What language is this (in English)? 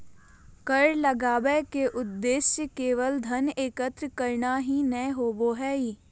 Magahi